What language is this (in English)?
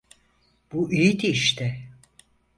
Turkish